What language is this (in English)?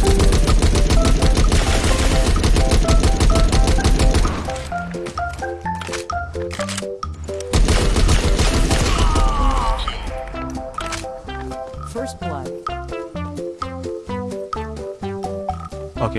Vietnamese